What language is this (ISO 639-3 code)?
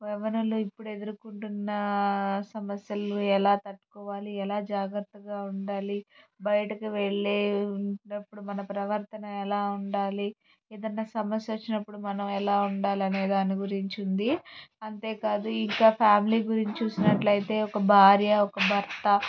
tel